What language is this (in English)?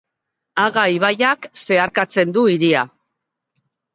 Basque